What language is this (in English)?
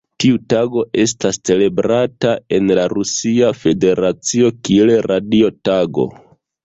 Esperanto